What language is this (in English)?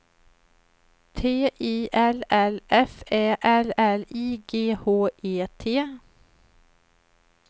Swedish